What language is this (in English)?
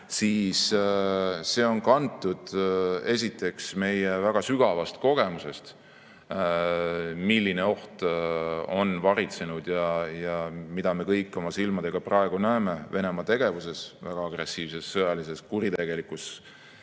Estonian